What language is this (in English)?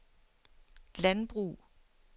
Danish